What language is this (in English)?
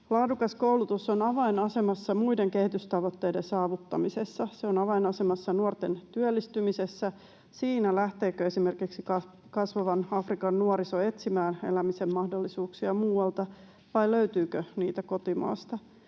Finnish